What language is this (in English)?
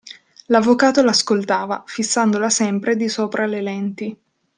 Italian